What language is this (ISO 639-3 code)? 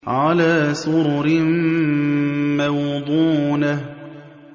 ara